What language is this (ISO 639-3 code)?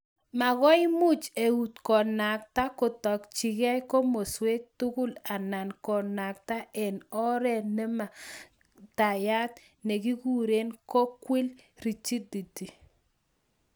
kln